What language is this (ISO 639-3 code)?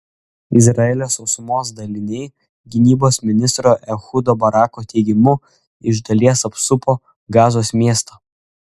lit